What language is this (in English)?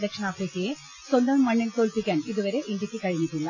Malayalam